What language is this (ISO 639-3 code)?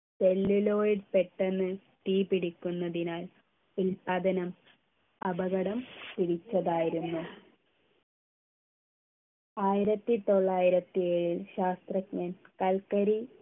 mal